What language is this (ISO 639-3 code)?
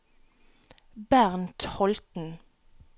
nor